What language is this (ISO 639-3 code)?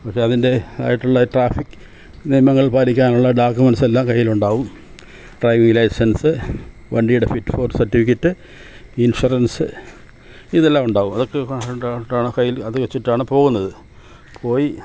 mal